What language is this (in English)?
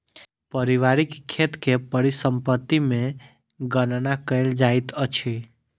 Maithili